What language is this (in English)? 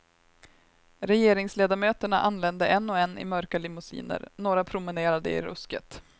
Swedish